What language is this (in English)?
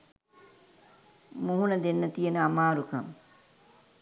Sinhala